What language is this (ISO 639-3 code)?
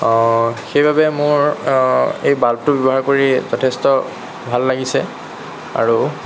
asm